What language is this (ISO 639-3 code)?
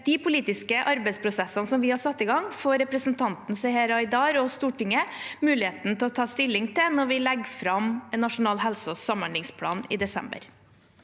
nor